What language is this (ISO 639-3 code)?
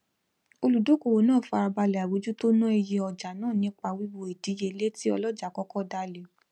yor